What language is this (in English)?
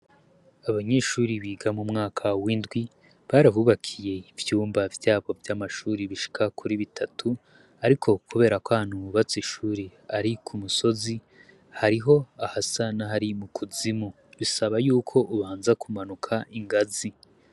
Rundi